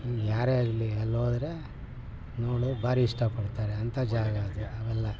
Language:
Kannada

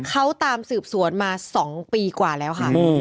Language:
Thai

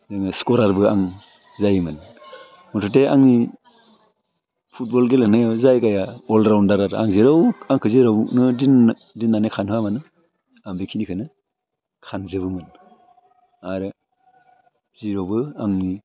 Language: Bodo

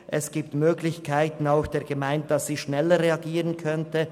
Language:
Swiss German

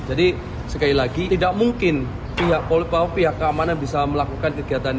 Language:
Indonesian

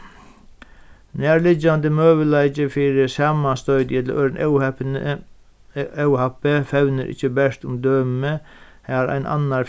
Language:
Faroese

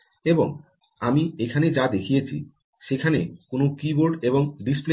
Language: Bangla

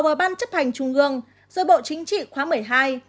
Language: Vietnamese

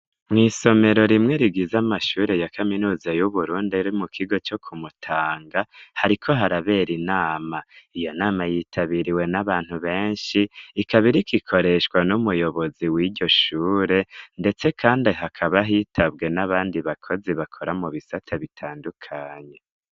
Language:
Rundi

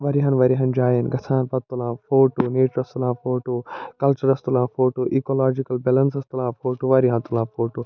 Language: Kashmiri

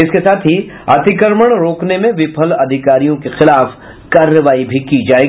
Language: Hindi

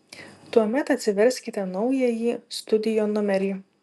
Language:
Lithuanian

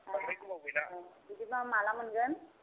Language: Bodo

